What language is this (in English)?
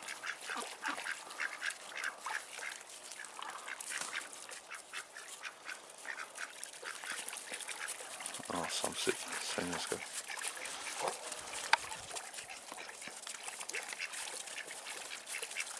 Russian